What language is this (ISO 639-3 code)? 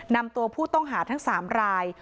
tha